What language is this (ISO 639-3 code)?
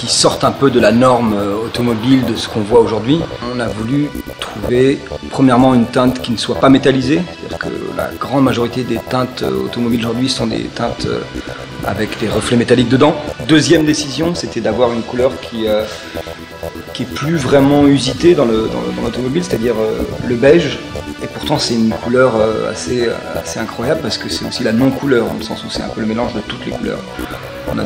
fra